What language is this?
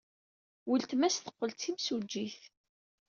Kabyle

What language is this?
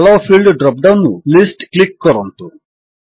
Odia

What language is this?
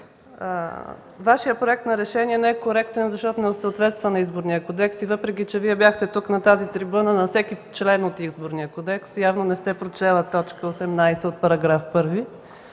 Bulgarian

